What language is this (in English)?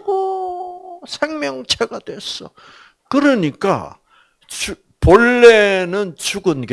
Korean